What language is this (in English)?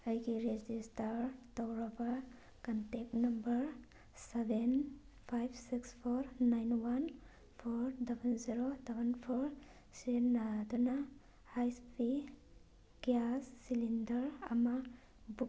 Manipuri